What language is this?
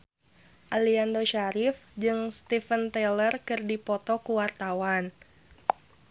Sundanese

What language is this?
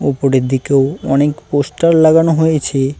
Bangla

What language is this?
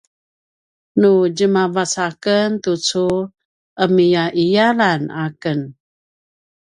Paiwan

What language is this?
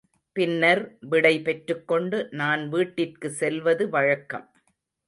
Tamil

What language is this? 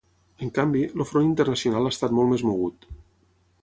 Catalan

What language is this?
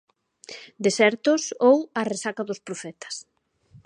Galician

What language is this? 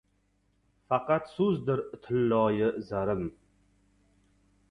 Uzbek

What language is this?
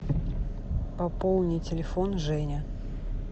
Russian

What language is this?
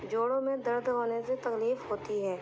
Urdu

